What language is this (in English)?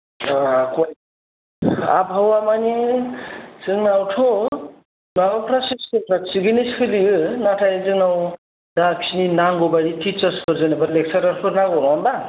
Bodo